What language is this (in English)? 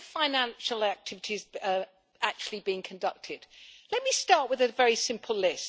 English